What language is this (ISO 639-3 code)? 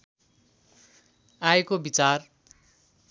nep